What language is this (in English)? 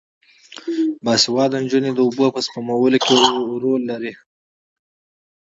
Pashto